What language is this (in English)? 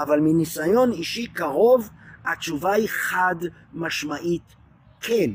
Hebrew